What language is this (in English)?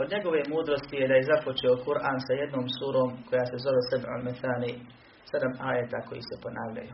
Croatian